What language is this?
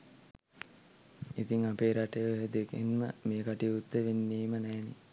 Sinhala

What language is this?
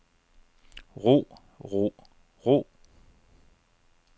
Danish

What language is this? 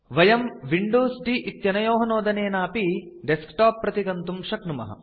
Sanskrit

